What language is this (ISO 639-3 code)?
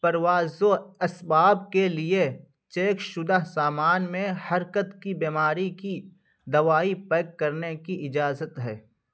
urd